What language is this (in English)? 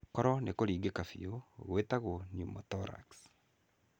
Kikuyu